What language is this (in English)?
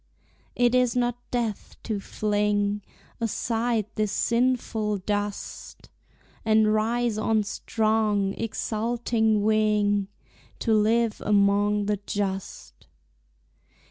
English